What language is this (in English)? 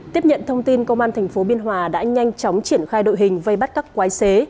Vietnamese